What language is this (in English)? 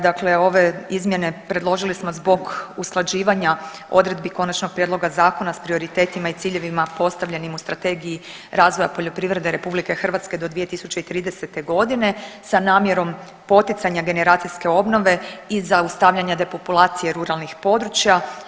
Croatian